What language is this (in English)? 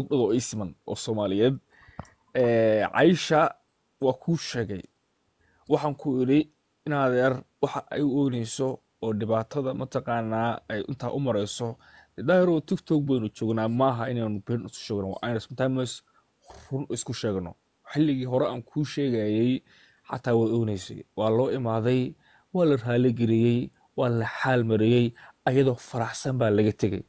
Arabic